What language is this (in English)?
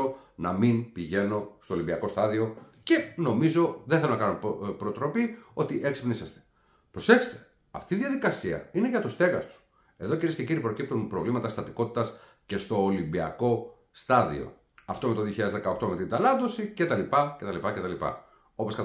Greek